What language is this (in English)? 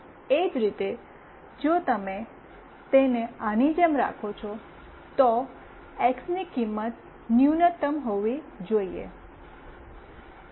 Gujarati